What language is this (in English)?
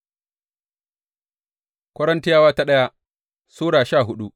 Hausa